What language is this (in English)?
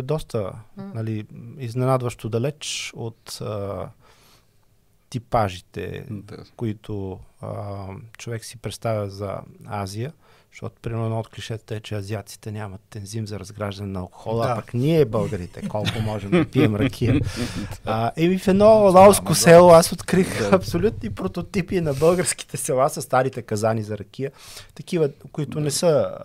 Bulgarian